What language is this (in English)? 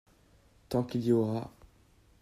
French